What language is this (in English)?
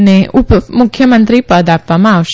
Gujarati